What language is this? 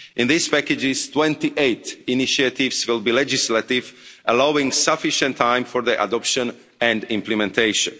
English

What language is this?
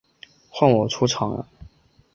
Chinese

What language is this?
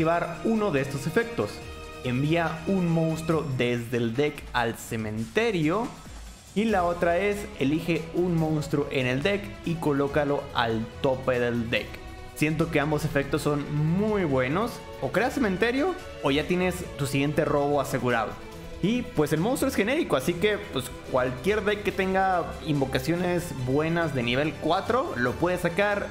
Spanish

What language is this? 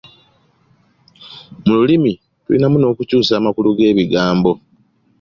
Ganda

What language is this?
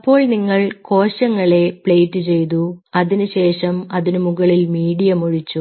Malayalam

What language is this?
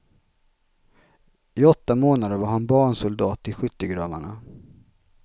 Swedish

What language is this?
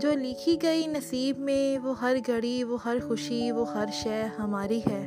Filipino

